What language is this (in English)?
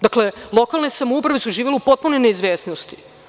Serbian